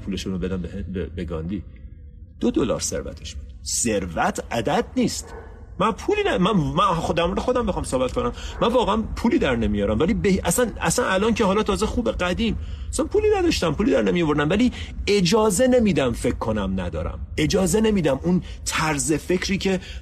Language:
Persian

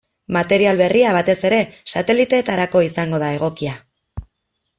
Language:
Basque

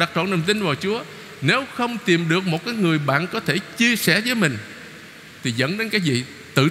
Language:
Vietnamese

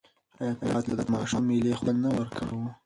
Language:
Pashto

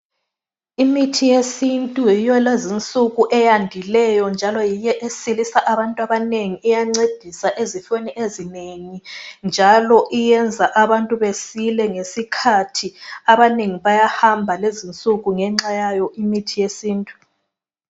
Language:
North Ndebele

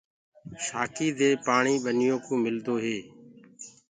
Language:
Gurgula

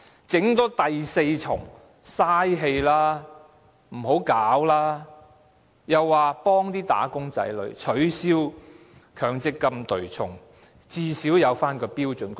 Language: Cantonese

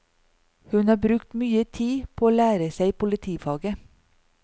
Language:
Norwegian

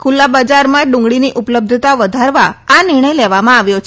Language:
Gujarati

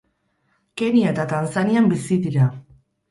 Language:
Basque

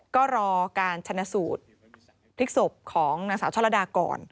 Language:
Thai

